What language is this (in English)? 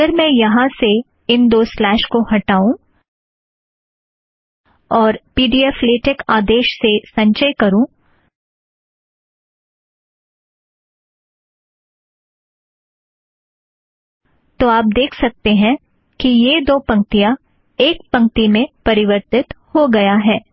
Hindi